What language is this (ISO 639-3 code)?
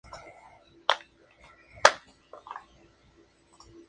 spa